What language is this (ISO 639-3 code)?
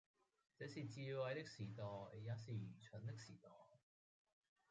yue